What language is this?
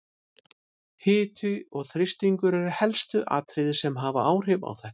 Icelandic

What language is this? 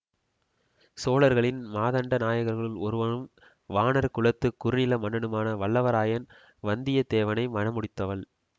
Tamil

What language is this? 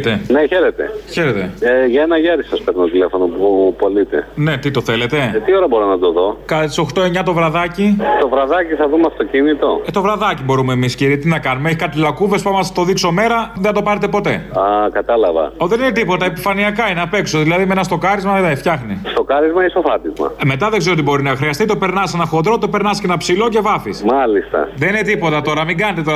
Greek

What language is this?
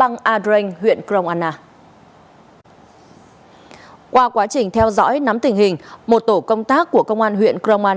Vietnamese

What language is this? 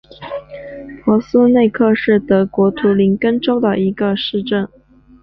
Chinese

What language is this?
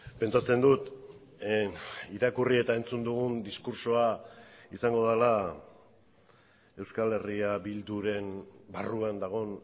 Basque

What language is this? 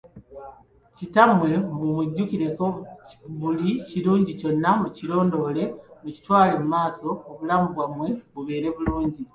Ganda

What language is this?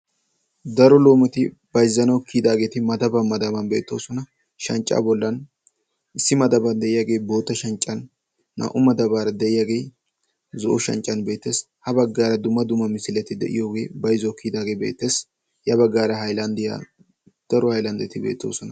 Wolaytta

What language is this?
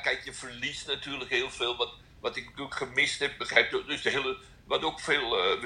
Dutch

